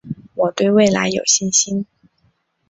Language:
Chinese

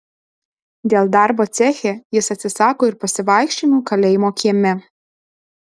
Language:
Lithuanian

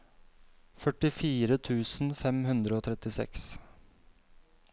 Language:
Norwegian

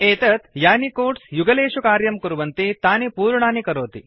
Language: Sanskrit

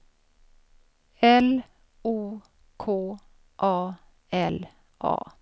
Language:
Swedish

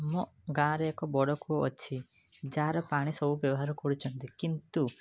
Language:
Odia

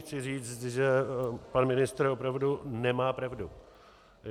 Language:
Czech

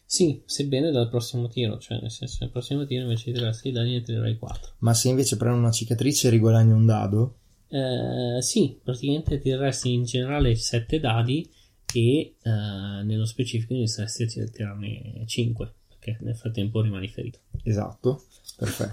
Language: Italian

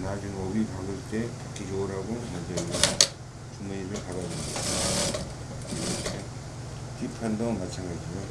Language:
Korean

